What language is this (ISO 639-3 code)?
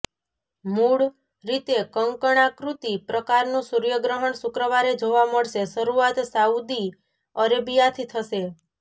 guj